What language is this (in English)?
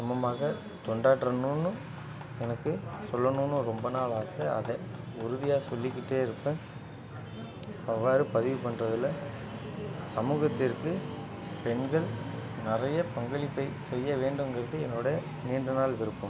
Tamil